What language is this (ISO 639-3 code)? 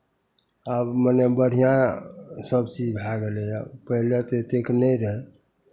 mai